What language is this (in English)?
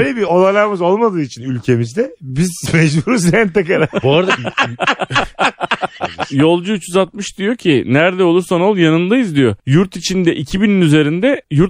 Turkish